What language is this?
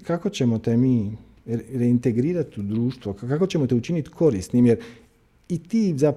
Croatian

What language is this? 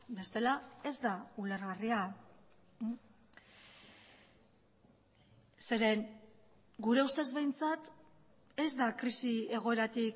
Basque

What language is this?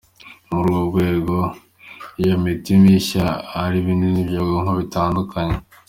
Kinyarwanda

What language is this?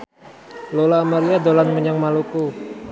Javanese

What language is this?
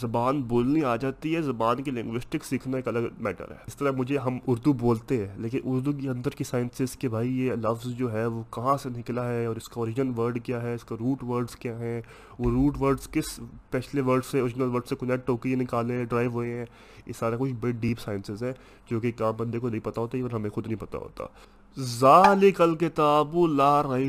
Urdu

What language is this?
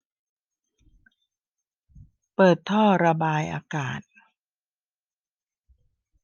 Thai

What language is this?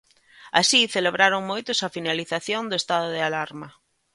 Galician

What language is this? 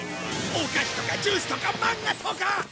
Japanese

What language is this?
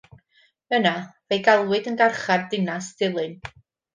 Welsh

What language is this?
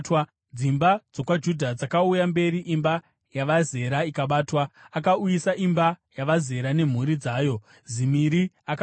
Shona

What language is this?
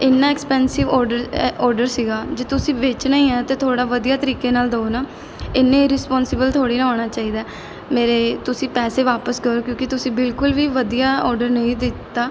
Punjabi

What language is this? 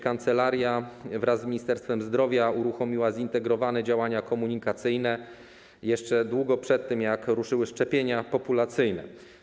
Polish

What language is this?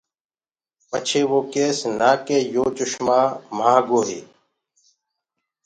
Gurgula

